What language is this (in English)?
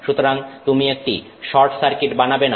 Bangla